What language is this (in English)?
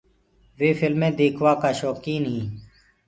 Gurgula